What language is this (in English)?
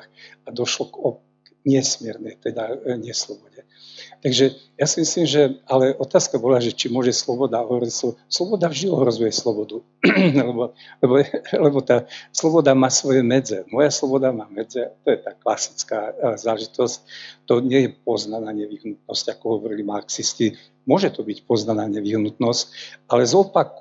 Slovak